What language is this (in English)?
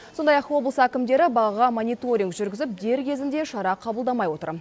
Kazakh